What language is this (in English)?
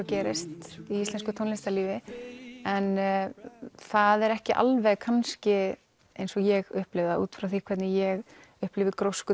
Icelandic